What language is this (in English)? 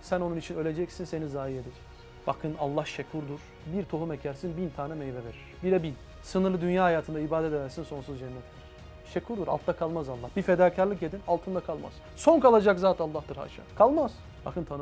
Turkish